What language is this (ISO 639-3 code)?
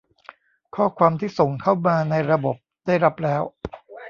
tha